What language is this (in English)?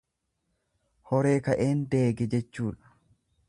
Oromo